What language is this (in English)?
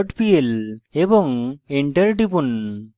Bangla